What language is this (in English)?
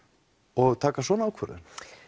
Icelandic